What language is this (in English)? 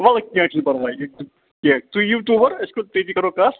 Kashmiri